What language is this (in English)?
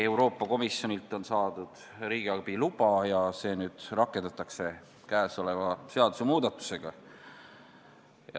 Estonian